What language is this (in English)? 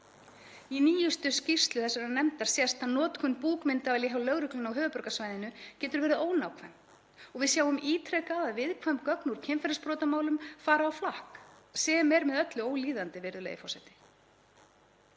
Icelandic